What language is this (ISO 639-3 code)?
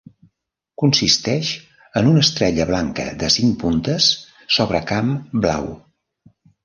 cat